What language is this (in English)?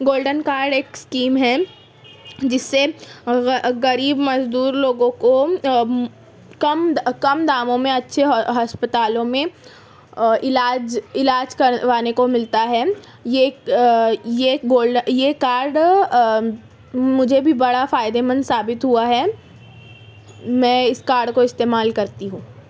Urdu